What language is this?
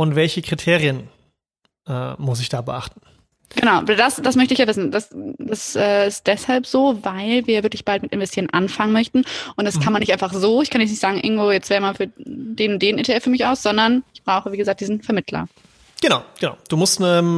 German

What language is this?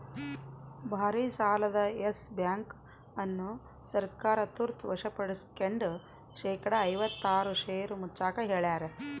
Kannada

